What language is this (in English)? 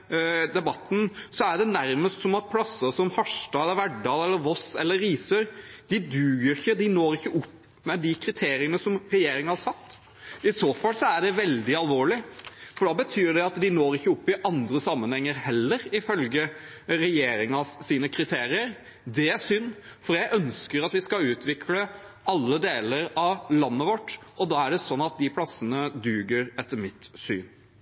Norwegian Nynorsk